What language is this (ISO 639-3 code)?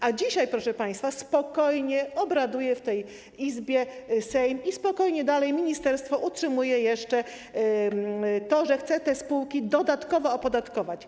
pol